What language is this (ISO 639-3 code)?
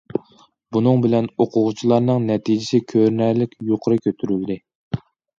uig